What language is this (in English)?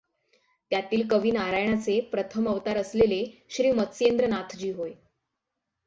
Marathi